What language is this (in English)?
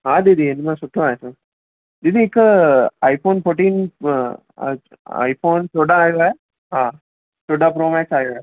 Sindhi